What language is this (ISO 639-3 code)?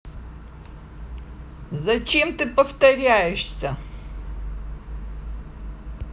rus